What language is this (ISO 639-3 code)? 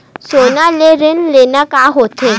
hne